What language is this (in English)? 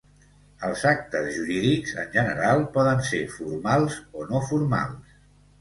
Catalan